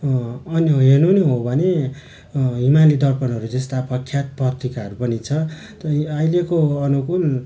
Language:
Nepali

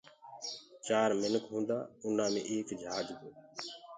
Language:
Gurgula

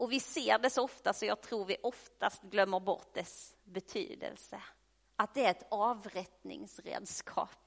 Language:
Swedish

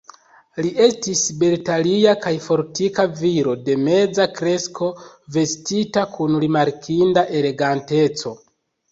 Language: Esperanto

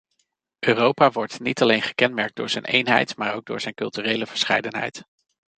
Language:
Dutch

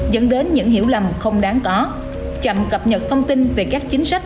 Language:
Vietnamese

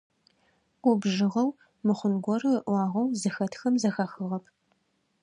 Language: Adyghe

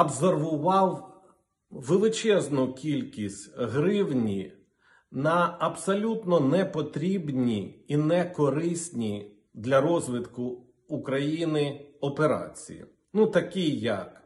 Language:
Ukrainian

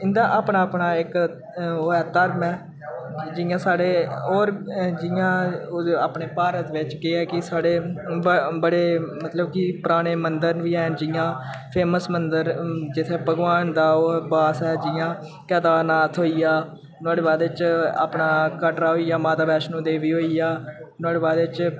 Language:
Dogri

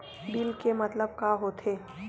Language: Chhattisgarhi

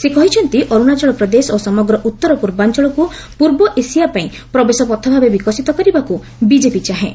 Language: Odia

